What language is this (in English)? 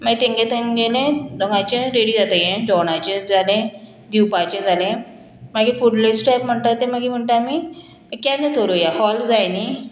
Konkani